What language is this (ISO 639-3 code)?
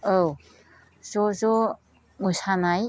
brx